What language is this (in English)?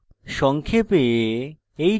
Bangla